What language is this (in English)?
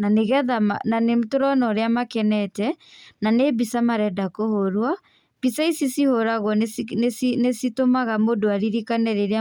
Kikuyu